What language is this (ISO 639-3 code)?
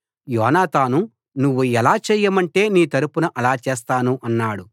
tel